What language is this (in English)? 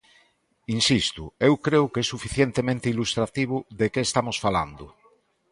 Galician